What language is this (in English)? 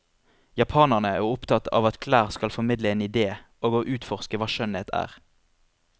Norwegian